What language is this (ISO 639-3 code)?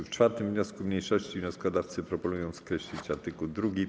pol